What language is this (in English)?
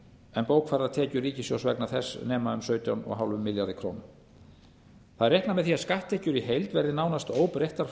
Icelandic